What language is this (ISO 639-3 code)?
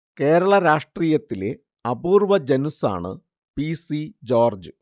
mal